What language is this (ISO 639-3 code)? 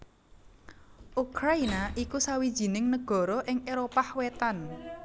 jav